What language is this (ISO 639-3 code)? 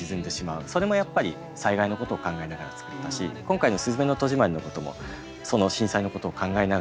jpn